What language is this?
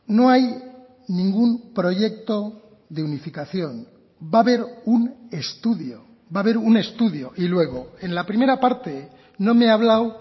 Spanish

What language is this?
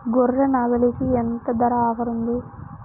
Telugu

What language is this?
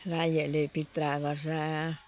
Nepali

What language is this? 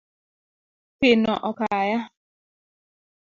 Luo (Kenya and Tanzania)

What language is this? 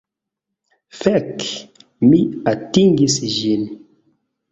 Esperanto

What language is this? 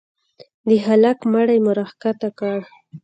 Pashto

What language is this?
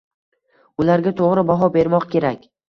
Uzbek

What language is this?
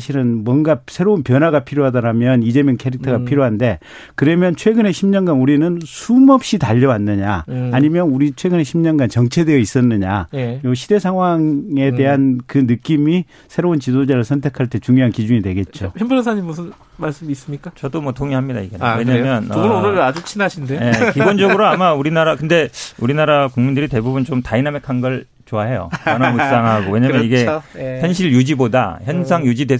Korean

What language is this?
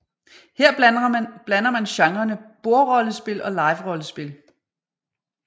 Danish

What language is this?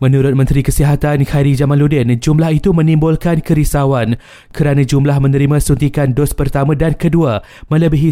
Malay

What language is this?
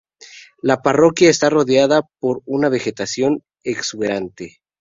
Spanish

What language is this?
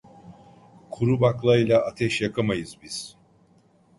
Turkish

